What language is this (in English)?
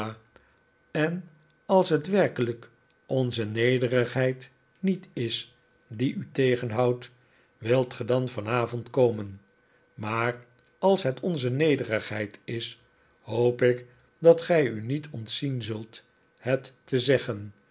Dutch